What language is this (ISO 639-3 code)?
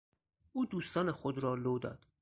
fas